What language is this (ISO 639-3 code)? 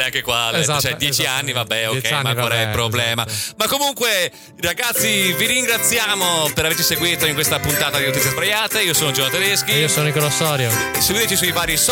ita